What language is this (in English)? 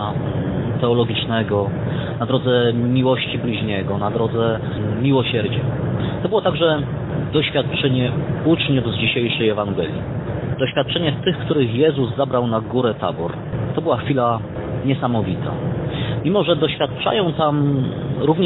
Polish